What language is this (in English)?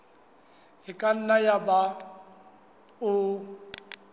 Southern Sotho